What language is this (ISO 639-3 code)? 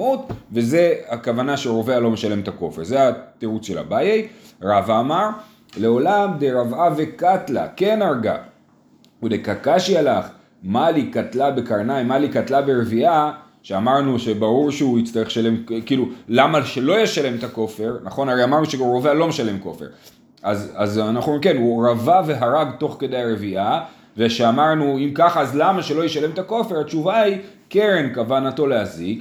heb